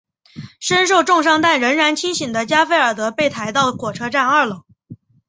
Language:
Chinese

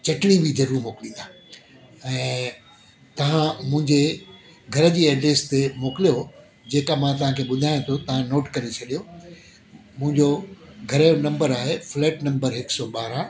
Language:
Sindhi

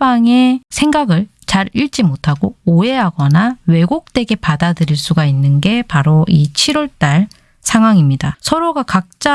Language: Korean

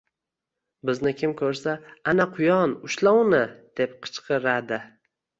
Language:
Uzbek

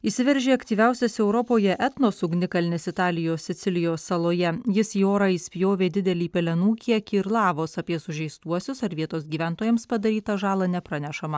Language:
Lithuanian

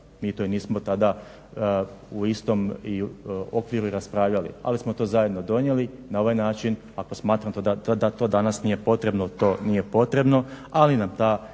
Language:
Croatian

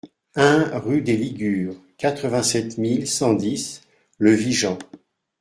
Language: French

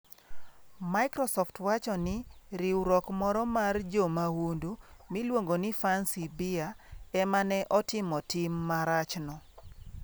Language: Luo (Kenya and Tanzania)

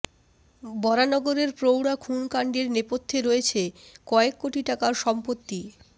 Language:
Bangla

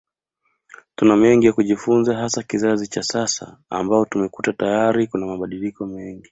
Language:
Swahili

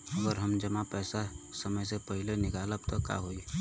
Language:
Bhojpuri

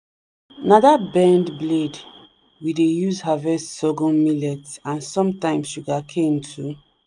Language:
Nigerian Pidgin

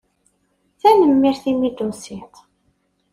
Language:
Kabyle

